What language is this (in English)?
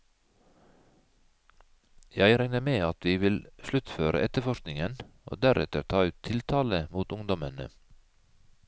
Norwegian